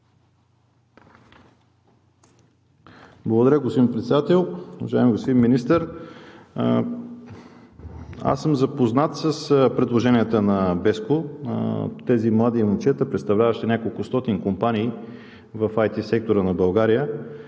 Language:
Bulgarian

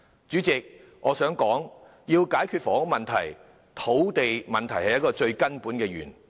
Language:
Cantonese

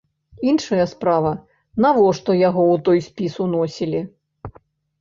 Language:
Belarusian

